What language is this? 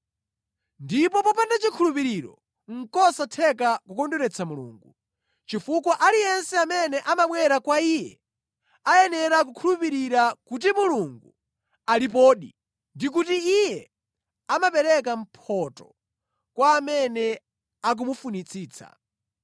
Nyanja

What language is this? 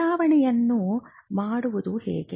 Kannada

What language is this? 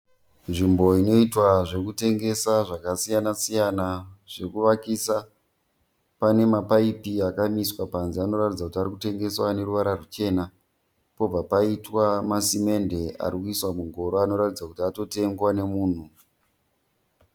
Shona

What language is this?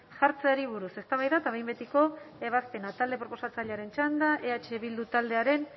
Basque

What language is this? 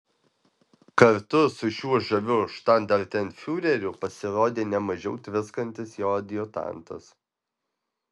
Lithuanian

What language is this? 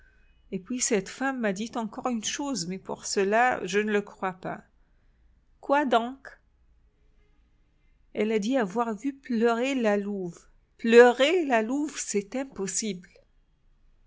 French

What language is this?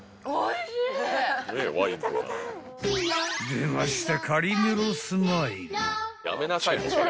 Japanese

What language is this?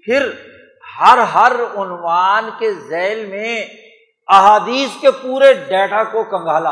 Urdu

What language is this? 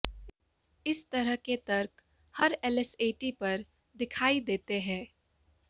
Hindi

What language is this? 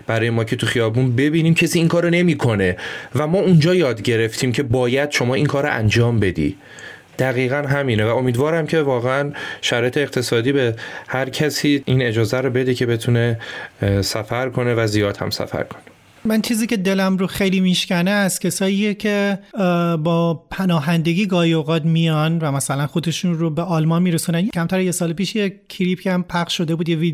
Persian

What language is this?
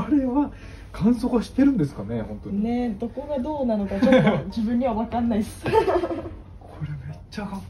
Japanese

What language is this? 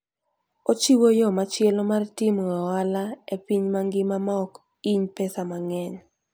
Luo (Kenya and Tanzania)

